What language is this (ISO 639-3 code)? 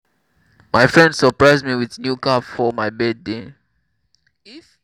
pcm